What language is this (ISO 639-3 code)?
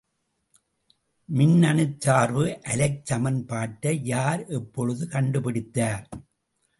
tam